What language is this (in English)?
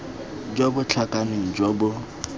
Tswana